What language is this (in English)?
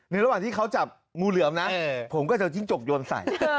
Thai